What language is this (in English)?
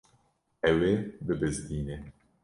Kurdish